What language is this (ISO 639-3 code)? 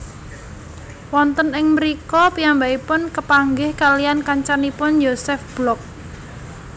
jav